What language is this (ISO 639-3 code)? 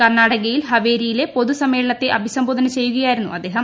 mal